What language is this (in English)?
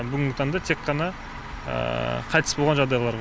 Kazakh